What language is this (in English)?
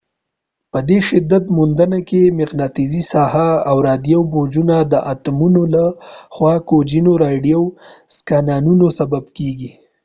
Pashto